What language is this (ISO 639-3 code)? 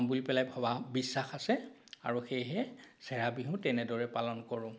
asm